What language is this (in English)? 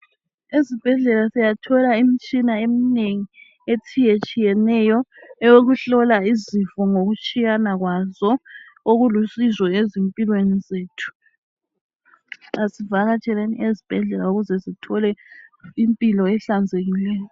North Ndebele